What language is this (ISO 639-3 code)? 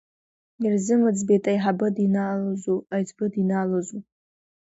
abk